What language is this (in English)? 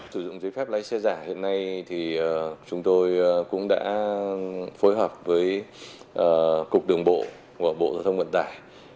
Vietnamese